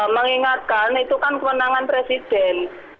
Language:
Indonesian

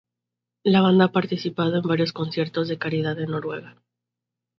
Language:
Spanish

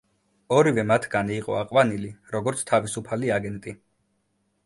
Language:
Georgian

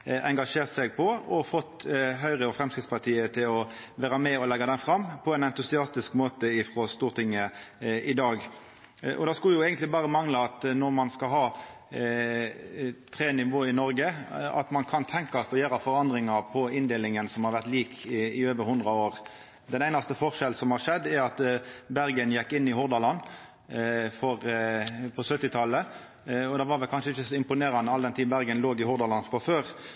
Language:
Norwegian Nynorsk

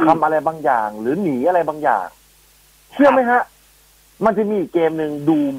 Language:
Thai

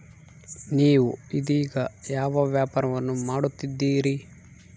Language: Kannada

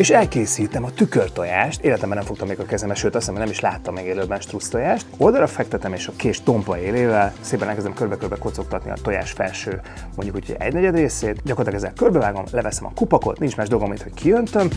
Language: Hungarian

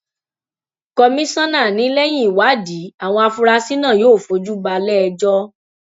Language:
Yoruba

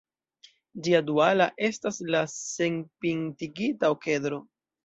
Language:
Esperanto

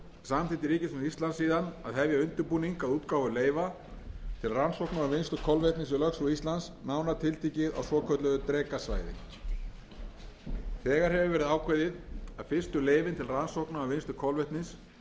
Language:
Icelandic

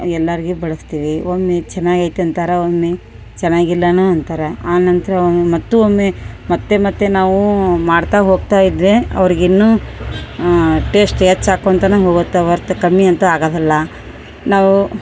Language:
Kannada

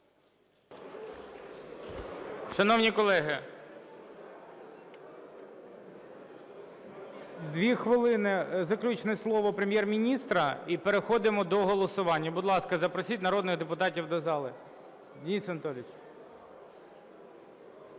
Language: Ukrainian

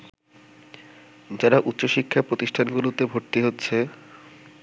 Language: Bangla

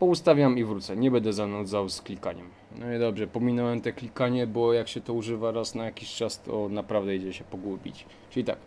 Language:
Polish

